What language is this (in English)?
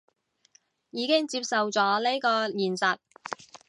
Cantonese